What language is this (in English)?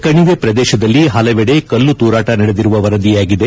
Kannada